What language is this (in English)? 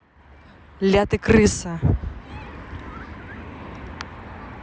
Russian